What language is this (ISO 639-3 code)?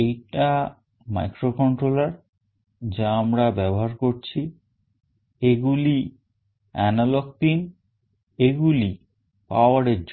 ben